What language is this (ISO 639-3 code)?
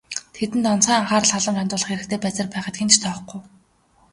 mon